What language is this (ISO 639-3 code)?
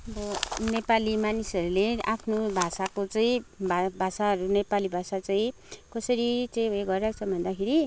nep